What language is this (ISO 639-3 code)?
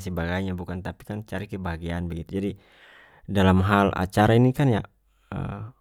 max